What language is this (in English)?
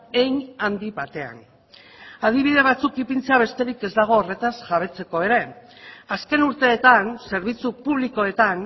Basque